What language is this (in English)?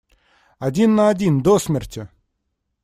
Russian